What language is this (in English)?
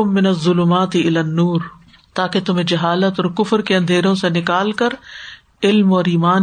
Urdu